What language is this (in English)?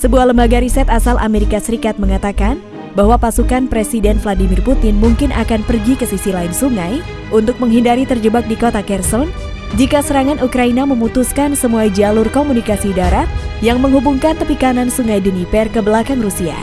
Indonesian